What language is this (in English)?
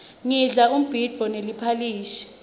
Swati